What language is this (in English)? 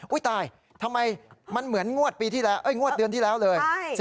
Thai